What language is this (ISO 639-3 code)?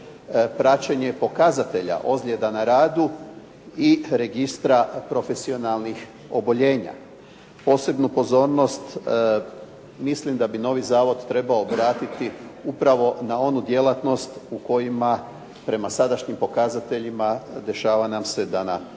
hrv